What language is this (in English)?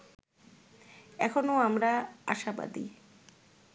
Bangla